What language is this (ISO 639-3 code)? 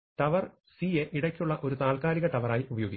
mal